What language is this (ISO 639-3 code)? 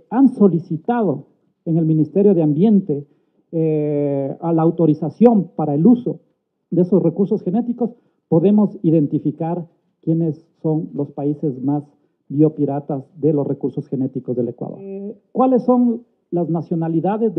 spa